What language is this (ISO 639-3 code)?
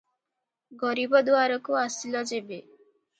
ori